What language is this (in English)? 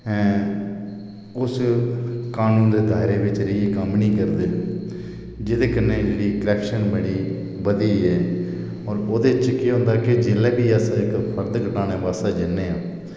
Dogri